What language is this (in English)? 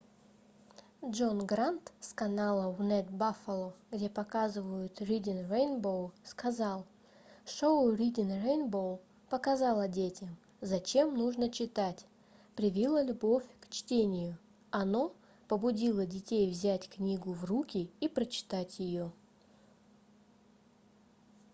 Russian